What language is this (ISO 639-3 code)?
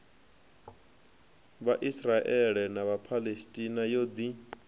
ven